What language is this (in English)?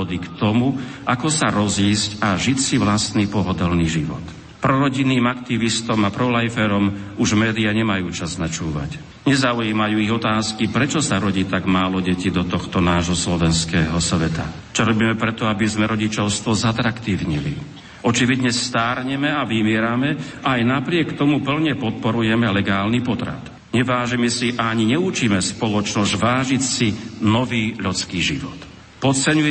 Slovak